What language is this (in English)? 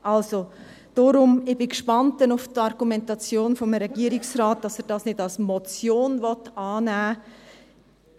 Swiss German